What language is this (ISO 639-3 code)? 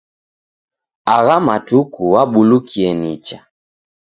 dav